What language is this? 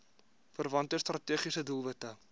Afrikaans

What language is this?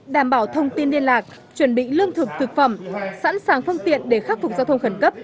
Vietnamese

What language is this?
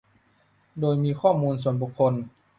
Thai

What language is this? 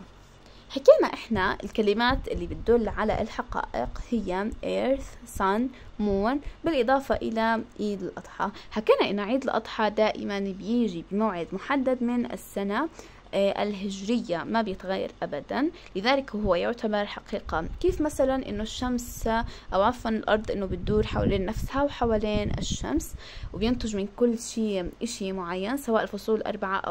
Arabic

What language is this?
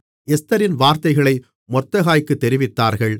Tamil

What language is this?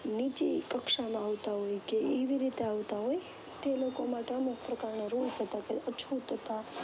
Gujarati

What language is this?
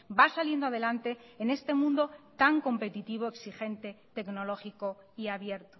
Spanish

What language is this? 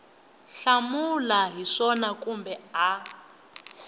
Tsonga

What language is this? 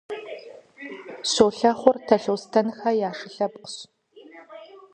Kabardian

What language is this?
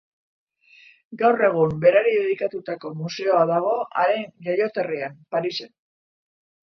Basque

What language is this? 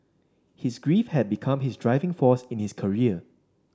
English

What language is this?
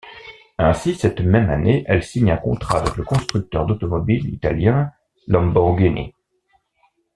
French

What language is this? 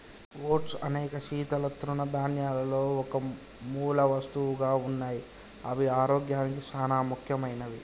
Telugu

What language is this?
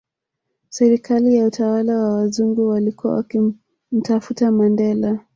Swahili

